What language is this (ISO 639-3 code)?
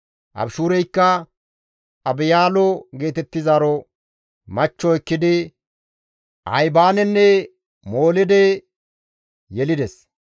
gmv